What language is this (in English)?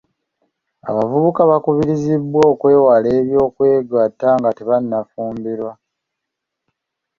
Ganda